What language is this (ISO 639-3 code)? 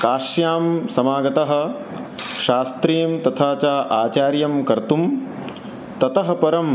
san